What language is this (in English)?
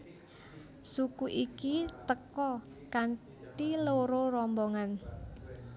Javanese